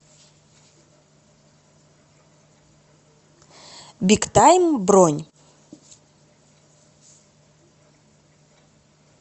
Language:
Russian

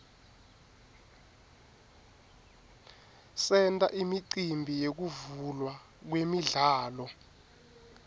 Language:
Swati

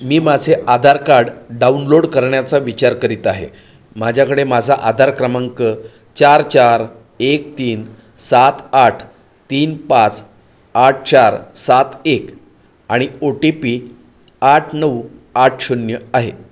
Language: Marathi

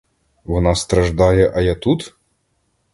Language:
Ukrainian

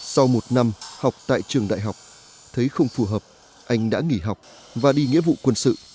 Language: Vietnamese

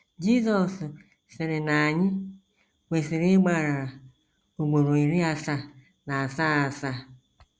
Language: Igbo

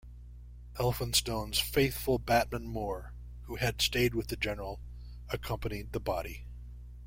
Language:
English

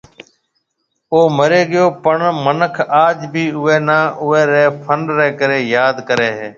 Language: Marwari (Pakistan)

